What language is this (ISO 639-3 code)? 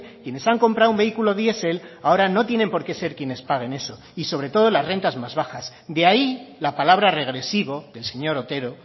spa